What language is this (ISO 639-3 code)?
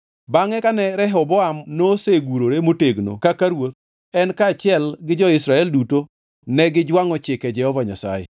luo